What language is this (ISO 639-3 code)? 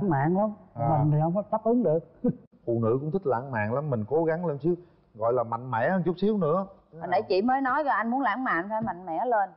vie